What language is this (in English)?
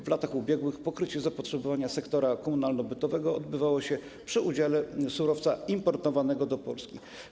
Polish